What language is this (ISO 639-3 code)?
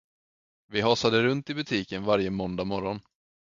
swe